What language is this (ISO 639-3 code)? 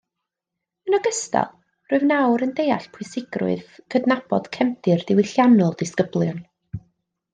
cym